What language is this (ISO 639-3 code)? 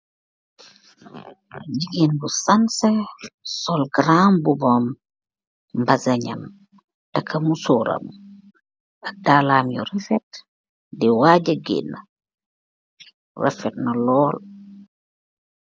wol